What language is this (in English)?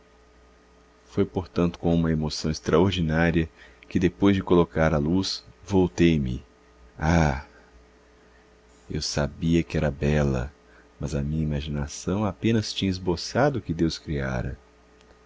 Portuguese